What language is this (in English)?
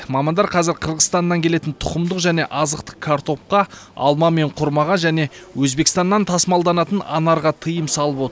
Kazakh